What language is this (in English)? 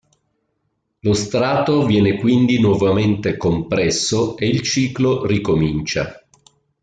Italian